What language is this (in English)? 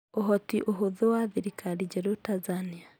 Kikuyu